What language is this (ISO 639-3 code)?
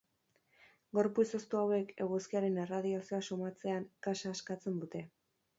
eus